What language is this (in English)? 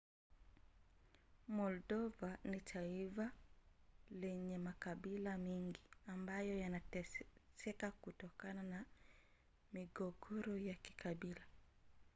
Swahili